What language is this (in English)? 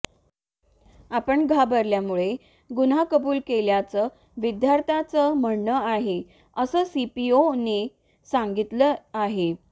Marathi